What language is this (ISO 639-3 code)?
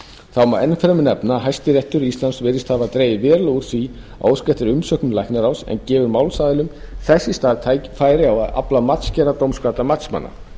isl